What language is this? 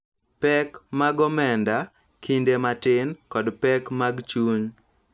Luo (Kenya and Tanzania)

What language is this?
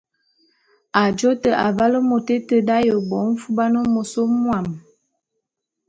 Bulu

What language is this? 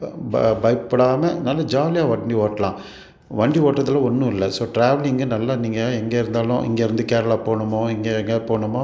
Tamil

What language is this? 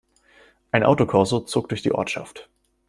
German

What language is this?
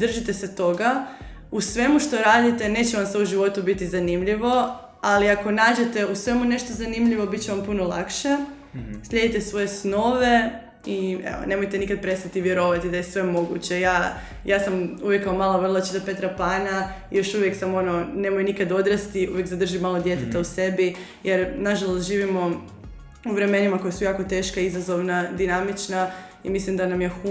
Croatian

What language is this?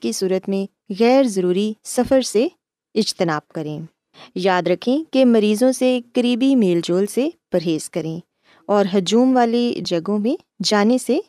Urdu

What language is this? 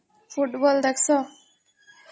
Odia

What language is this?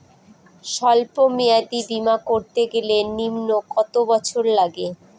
Bangla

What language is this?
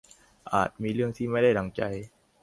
Thai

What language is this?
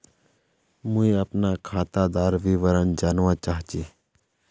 Magahi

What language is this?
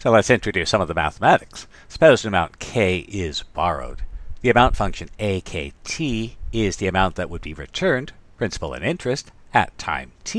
English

